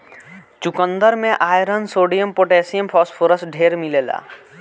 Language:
Bhojpuri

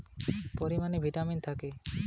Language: Bangla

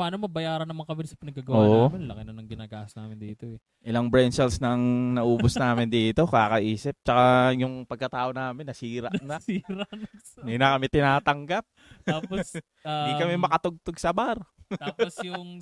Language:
Filipino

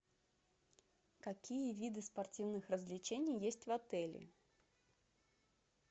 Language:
Russian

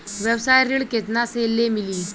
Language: Bhojpuri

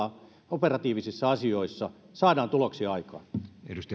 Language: Finnish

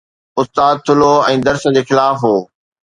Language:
Sindhi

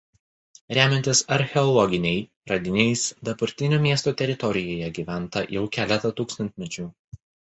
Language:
Lithuanian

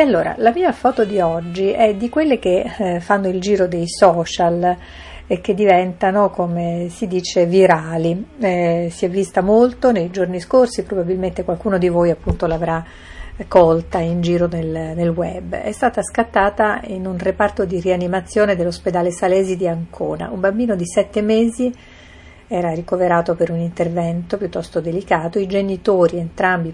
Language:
Italian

